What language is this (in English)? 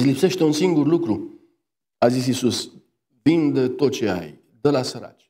Romanian